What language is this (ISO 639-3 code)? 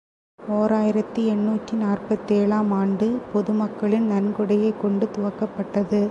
tam